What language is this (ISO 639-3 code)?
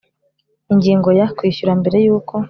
kin